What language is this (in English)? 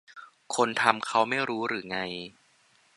Thai